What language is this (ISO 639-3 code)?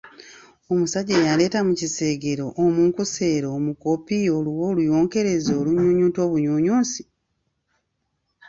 lug